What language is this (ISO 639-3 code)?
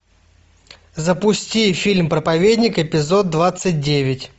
rus